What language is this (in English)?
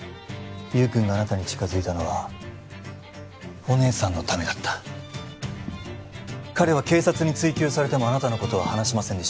Japanese